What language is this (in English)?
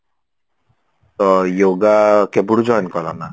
Odia